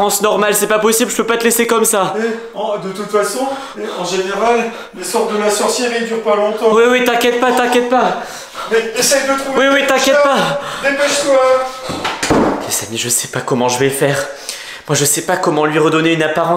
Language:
French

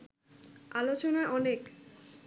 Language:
Bangla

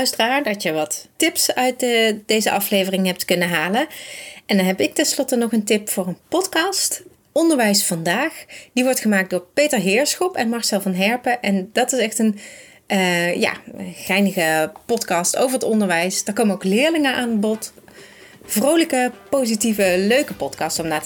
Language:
Dutch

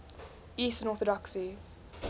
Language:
English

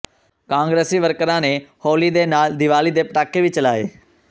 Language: Punjabi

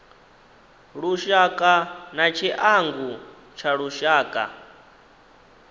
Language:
Venda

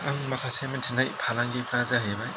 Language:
Bodo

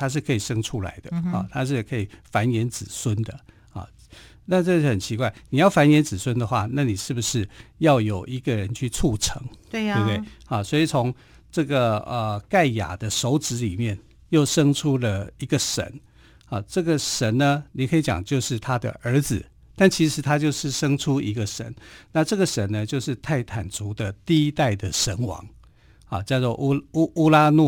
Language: Chinese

